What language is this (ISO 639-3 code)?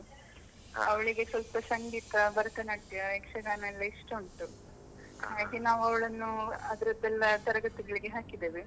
kan